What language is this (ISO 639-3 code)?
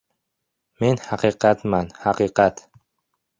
uzb